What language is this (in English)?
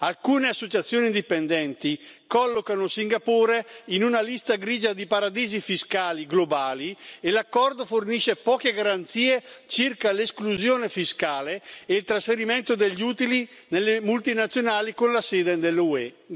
Italian